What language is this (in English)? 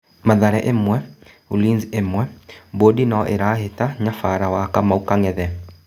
Kikuyu